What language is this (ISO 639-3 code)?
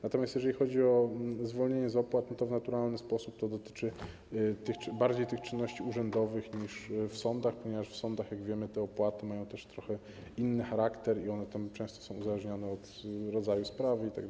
pol